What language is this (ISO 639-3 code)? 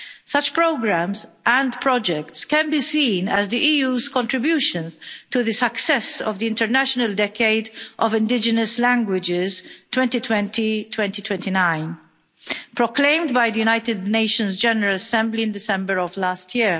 eng